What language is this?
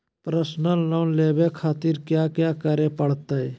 Magahi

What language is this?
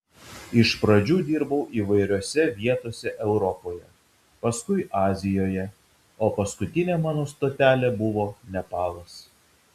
Lithuanian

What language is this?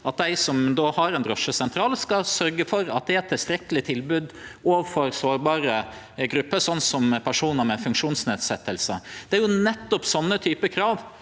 Norwegian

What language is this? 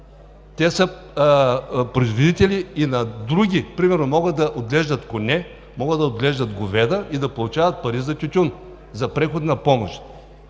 Bulgarian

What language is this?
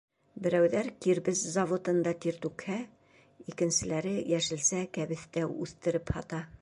Bashkir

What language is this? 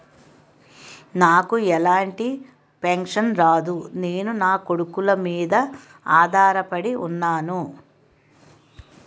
Telugu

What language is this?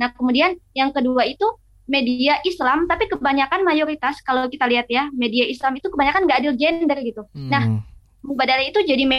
Indonesian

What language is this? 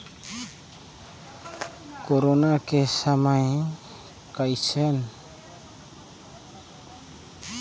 Chhattisgarhi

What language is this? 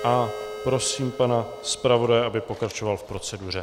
Czech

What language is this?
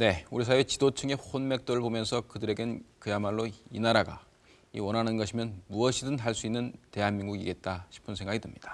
Korean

